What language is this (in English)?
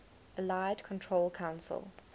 English